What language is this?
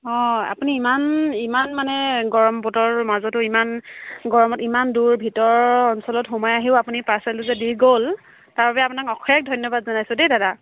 Assamese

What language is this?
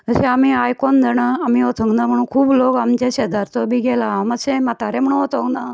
Konkani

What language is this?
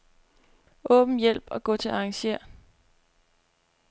Danish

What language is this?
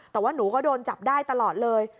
Thai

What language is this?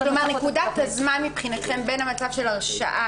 Hebrew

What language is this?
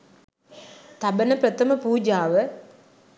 Sinhala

